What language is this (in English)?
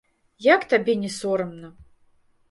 Belarusian